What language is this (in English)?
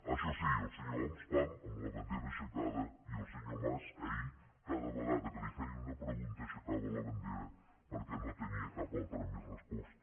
Catalan